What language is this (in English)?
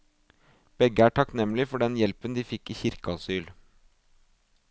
Norwegian